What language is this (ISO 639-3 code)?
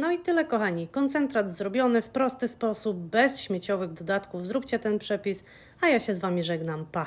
pol